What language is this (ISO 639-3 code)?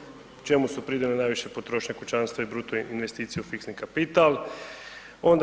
hrv